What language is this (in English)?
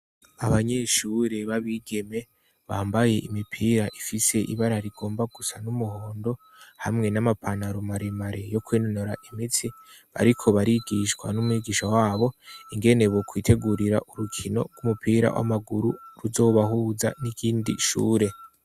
Rundi